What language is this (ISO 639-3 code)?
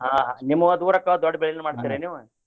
kan